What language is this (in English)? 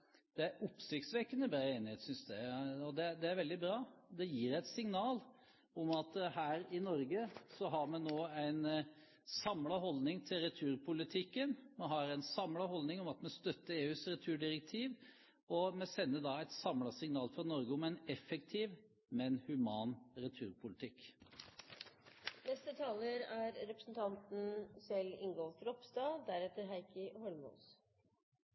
Norwegian